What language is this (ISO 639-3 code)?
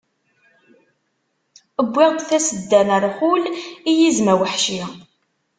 kab